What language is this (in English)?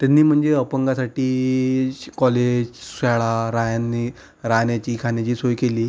Marathi